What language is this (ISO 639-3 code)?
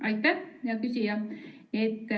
est